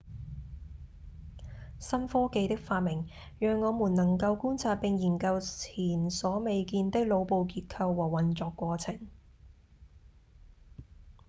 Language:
Cantonese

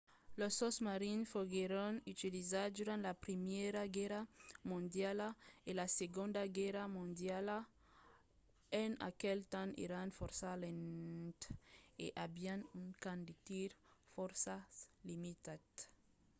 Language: Occitan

